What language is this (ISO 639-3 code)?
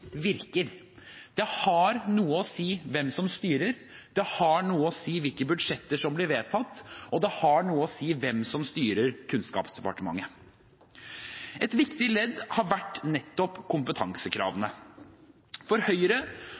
nob